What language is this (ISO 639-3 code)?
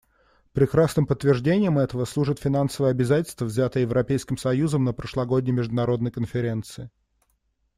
rus